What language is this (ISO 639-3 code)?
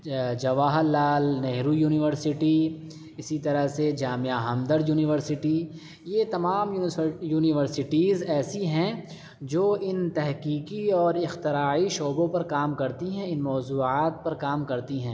urd